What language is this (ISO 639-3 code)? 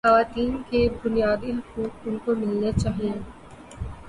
urd